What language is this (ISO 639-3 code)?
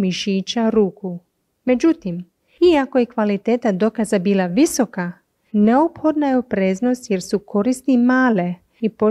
hrv